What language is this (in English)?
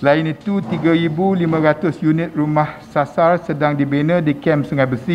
Malay